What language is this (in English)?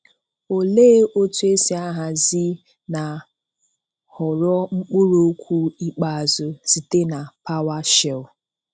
Igbo